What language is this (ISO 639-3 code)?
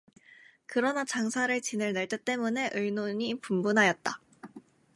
kor